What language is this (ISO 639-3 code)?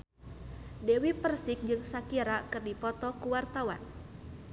sun